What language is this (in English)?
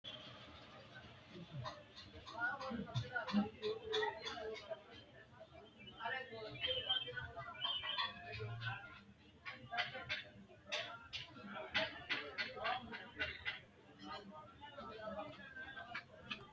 Sidamo